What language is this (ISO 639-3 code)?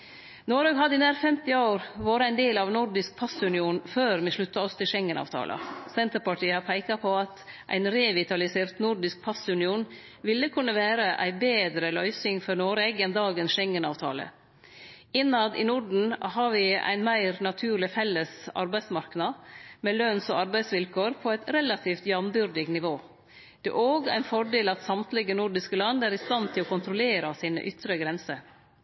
nno